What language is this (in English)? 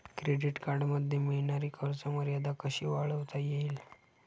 Marathi